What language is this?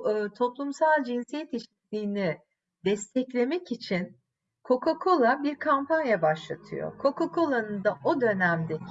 Turkish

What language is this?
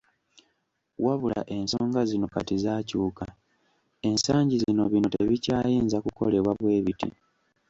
Ganda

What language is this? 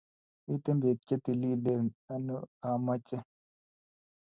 Kalenjin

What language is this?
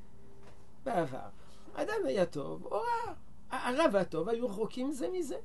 Hebrew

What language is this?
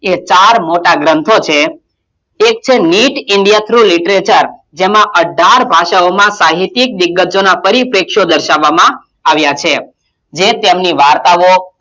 Gujarati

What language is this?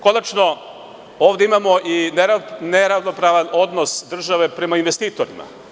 Serbian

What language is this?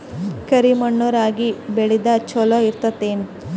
Kannada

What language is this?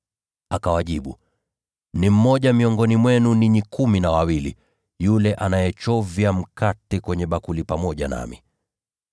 Swahili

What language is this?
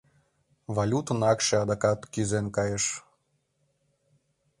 Mari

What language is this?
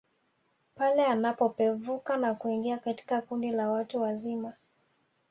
Swahili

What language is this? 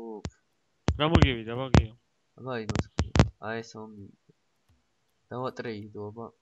English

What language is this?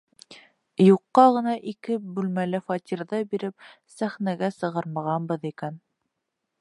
Bashkir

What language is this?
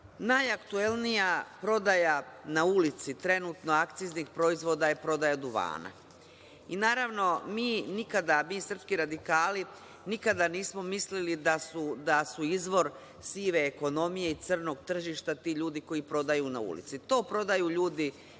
Serbian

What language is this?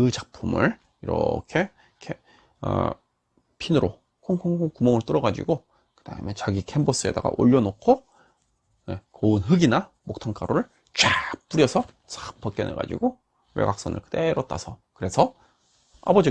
Korean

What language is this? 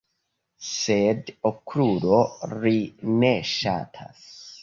Esperanto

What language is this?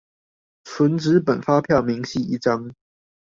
Chinese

